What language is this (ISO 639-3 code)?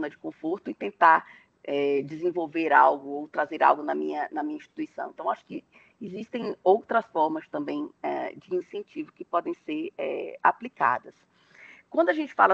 por